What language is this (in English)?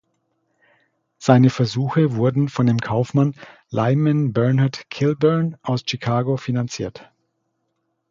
German